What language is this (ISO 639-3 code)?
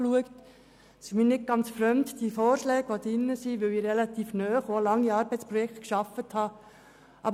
gsw